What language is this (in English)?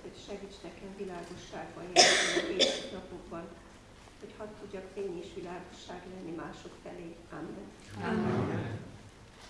Hungarian